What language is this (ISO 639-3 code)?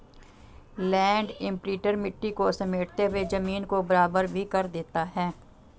hin